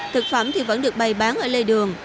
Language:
Vietnamese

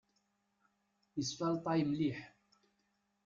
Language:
Kabyle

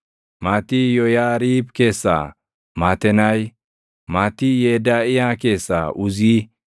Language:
Oromo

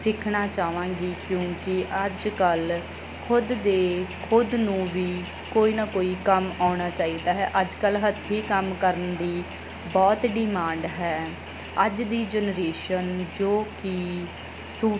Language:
Punjabi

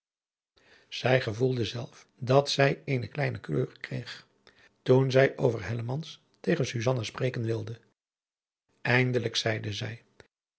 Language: Dutch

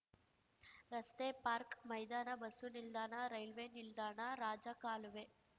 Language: Kannada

